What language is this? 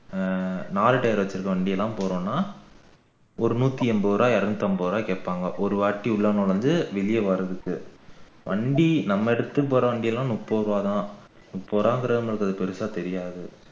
Tamil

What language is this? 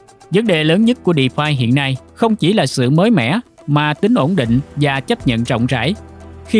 Vietnamese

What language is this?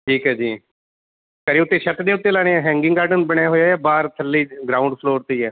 Punjabi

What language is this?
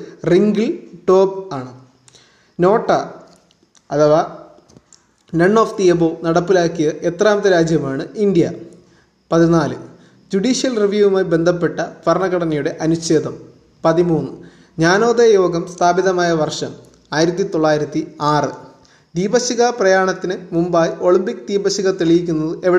Malayalam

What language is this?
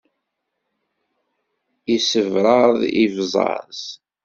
Kabyle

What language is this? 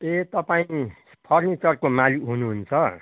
Nepali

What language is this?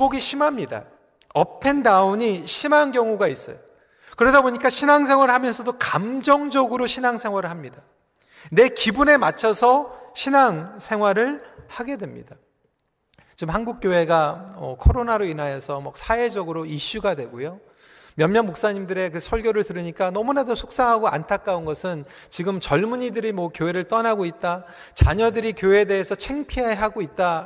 Korean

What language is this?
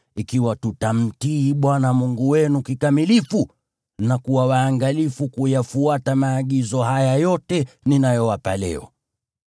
Swahili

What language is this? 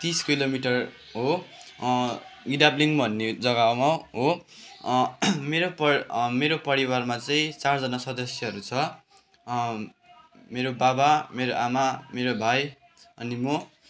Nepali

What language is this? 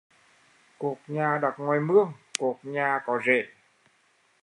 Vietnamese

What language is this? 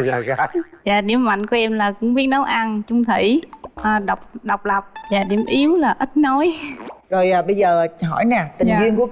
Vietnamese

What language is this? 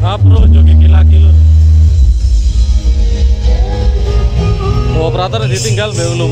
Indonesian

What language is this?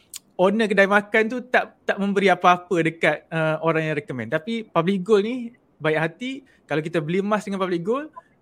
Malay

